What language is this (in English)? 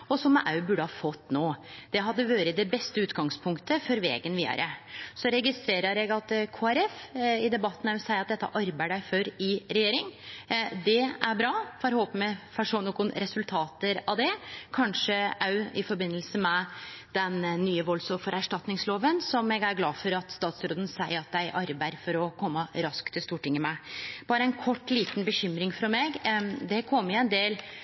Norwegian Nynorsk